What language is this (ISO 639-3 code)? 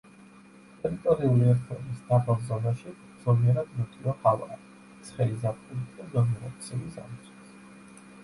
kat